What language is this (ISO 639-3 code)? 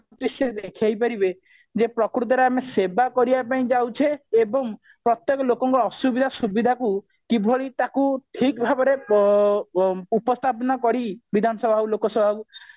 ori